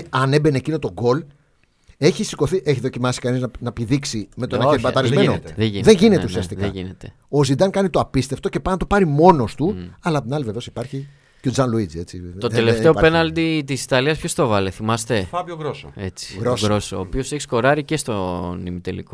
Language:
Greek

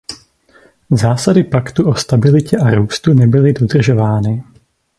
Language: Czech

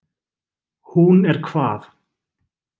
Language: Icelandic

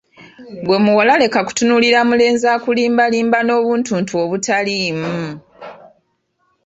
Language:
Ganda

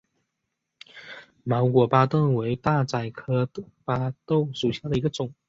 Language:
Chinese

